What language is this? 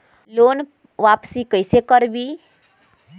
Magahi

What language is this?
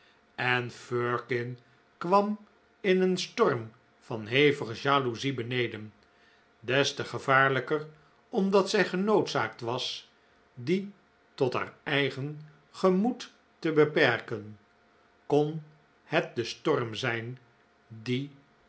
Dutch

